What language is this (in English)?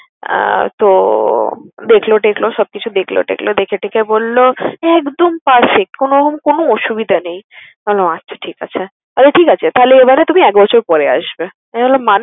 Bangla